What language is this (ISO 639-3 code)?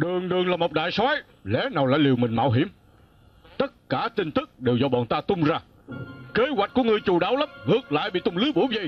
vie